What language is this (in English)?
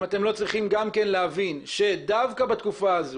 Hebrew